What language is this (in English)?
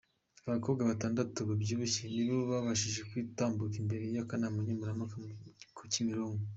Kinyarwanda